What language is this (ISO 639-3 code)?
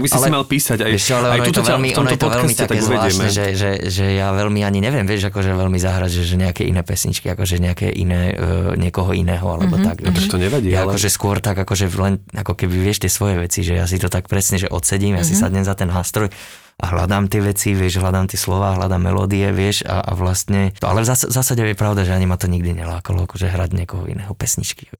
slk